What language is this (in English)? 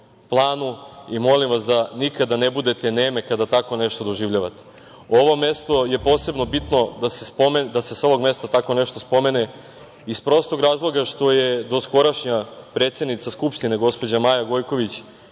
Serbian